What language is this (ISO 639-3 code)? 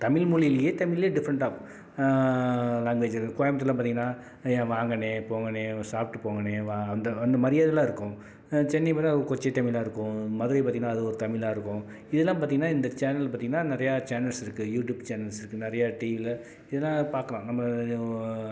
tam